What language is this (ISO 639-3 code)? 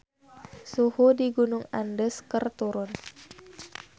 sun